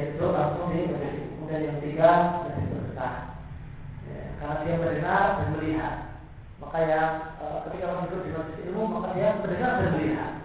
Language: Malay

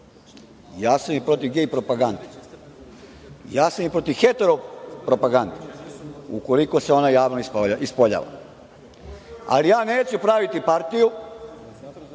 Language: Serbian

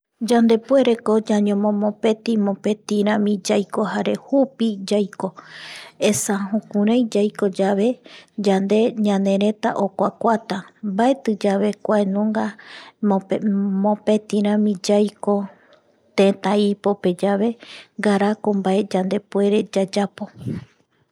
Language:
Eastern Bolivian Guaraní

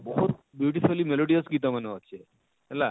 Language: Odia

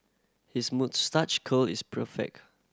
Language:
English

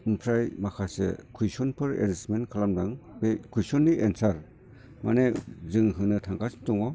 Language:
Bodo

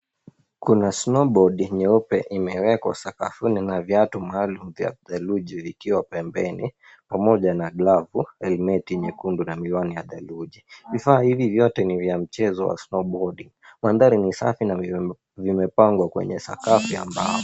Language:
Swahili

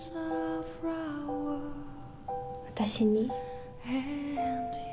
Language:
Japanese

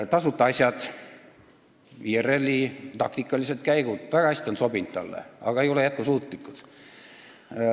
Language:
Estonian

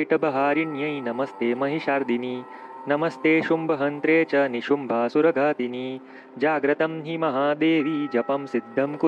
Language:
Hindi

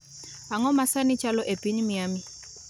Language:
Luo (Kenya and Tanzania)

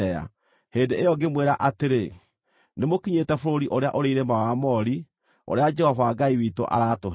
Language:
Kikuyu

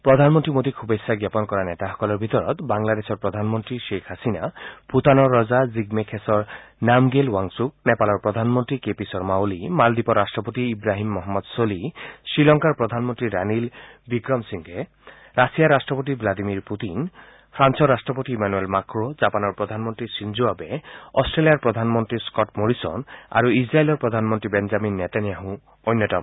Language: Assamese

